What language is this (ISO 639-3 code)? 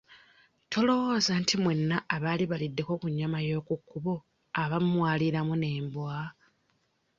lug